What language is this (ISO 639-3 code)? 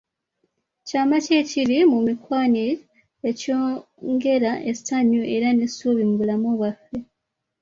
lug